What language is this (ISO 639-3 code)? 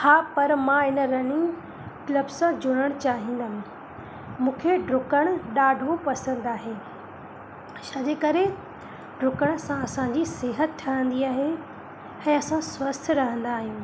snd